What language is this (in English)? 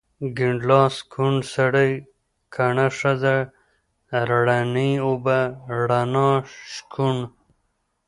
Pashto